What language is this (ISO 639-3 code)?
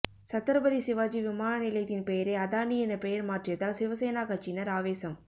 tam